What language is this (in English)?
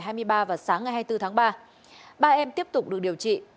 Vietnamese